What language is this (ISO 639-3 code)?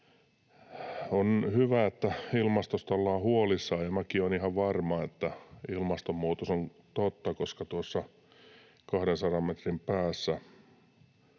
fin